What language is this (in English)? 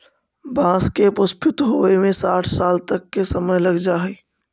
Magahi